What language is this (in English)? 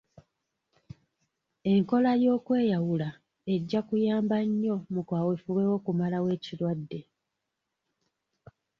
Ganda